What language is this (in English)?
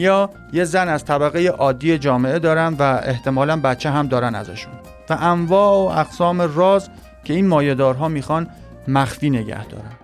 Persian